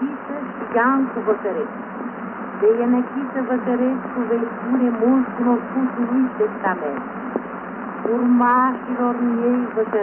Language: Romanian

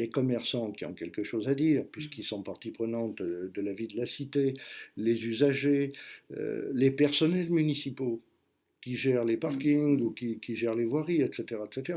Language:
French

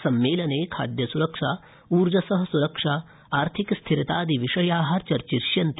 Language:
Sanskrit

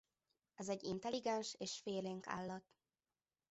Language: Hungarian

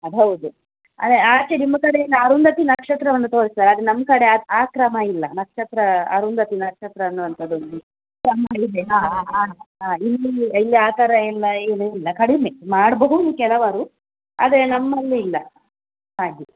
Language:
Kannada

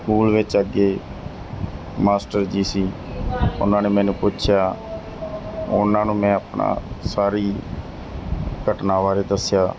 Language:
Punjabi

